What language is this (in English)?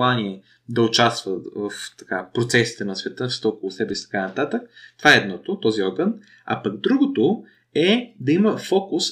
Bulgarian